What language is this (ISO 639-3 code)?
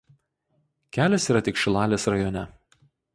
lit